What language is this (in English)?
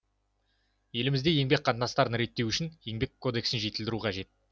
Kazakh